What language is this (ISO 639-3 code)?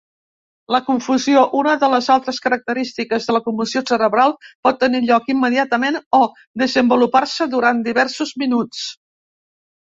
cat